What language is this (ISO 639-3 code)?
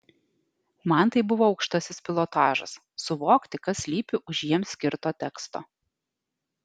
lit